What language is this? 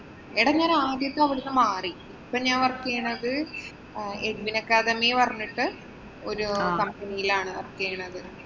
Malayalam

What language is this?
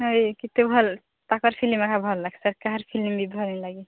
Odia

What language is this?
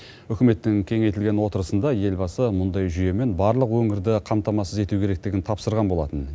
Kazakh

